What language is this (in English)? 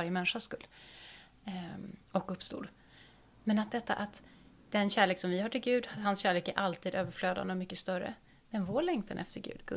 Swedish